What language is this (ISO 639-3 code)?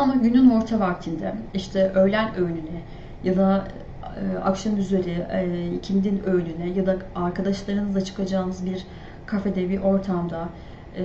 tur